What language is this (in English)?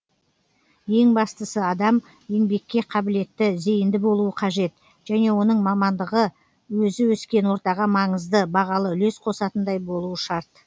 Kazakh